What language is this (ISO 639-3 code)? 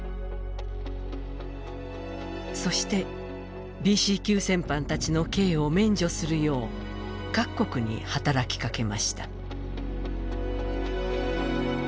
jpn